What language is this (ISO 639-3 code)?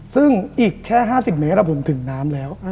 tha